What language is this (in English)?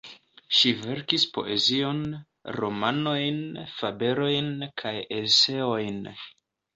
Esperanto